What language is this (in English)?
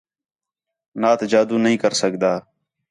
Khetrani